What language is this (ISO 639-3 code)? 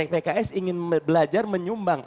ind